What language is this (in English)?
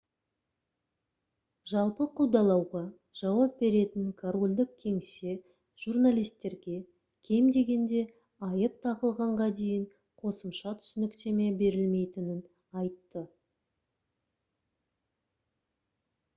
Kazakh